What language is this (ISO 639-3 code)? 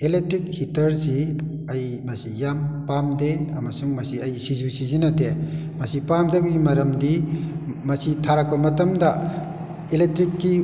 mni